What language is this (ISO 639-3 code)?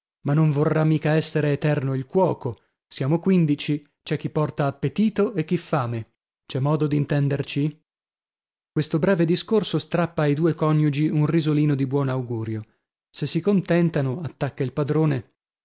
ita